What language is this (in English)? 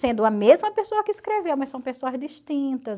Portuguese